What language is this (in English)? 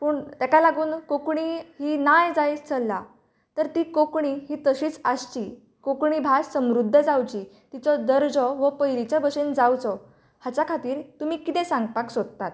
Konkani